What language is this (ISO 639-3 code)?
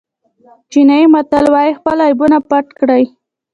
pus